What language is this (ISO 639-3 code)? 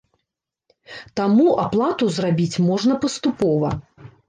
bel